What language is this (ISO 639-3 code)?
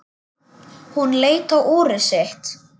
isl